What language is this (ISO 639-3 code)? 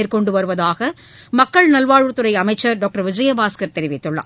tam